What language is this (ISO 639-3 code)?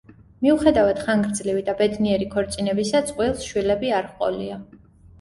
kat